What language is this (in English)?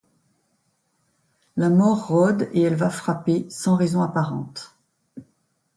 French